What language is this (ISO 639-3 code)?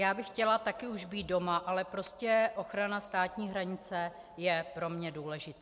ces